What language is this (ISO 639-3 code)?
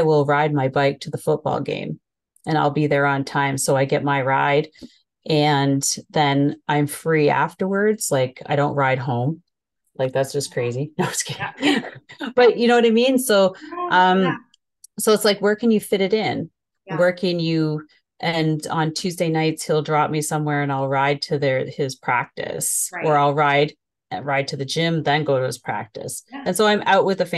eng